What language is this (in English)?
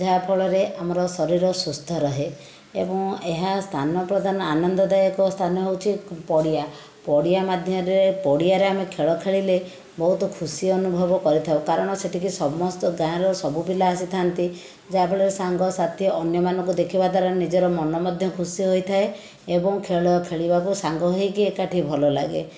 Odia